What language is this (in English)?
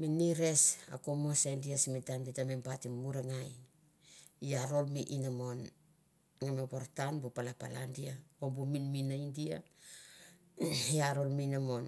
Mandara